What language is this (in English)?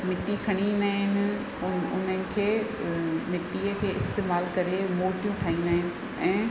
Sindhi